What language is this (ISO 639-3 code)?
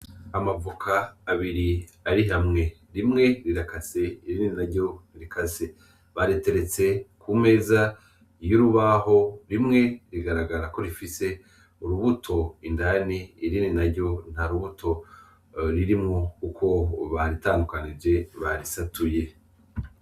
run